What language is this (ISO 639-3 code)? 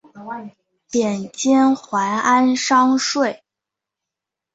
zho